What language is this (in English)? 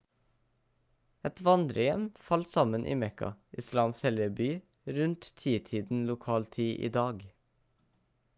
Norwegian Bokmål